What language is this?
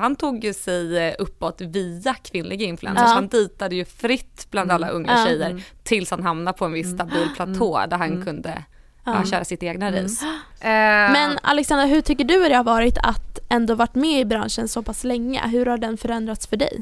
Swedish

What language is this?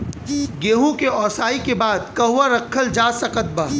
Bhojpuri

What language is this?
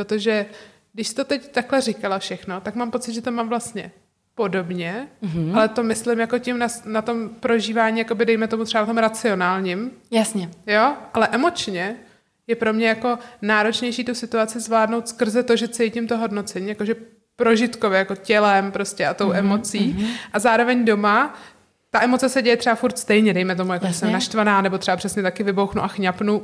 Czech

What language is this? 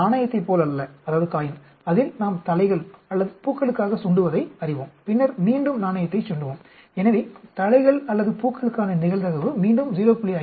Tamil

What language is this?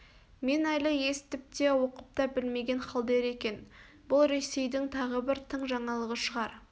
Kazakh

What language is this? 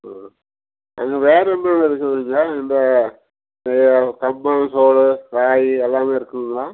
Tamil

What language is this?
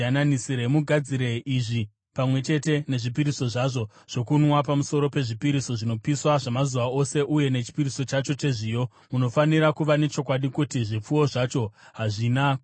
Shona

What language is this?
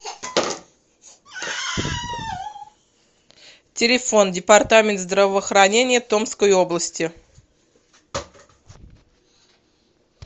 Russian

